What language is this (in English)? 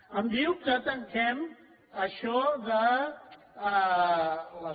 Catalan